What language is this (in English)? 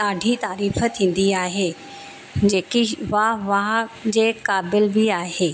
Sindhi